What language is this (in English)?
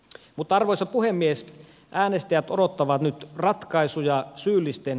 Finnish